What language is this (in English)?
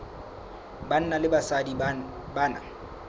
Southern Sotho